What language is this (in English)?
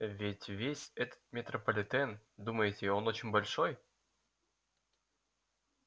Russian